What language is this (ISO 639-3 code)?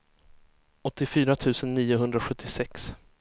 swe